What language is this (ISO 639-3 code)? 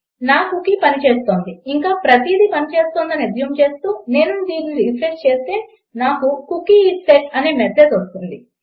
tel